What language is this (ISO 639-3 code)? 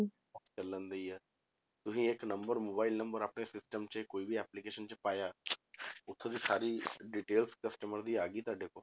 pan